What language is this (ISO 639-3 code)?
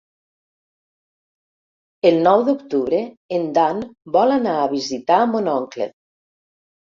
cat